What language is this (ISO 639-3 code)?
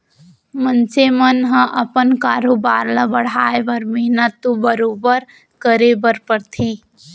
hne